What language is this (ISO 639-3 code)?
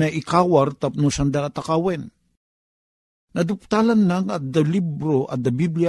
fil